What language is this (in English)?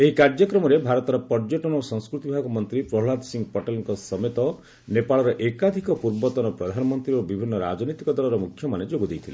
Odia